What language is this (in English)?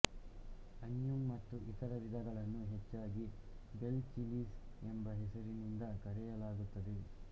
Kannada